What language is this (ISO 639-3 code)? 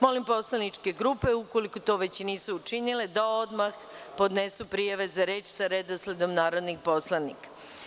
srp